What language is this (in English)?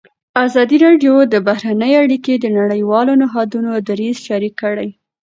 Pashto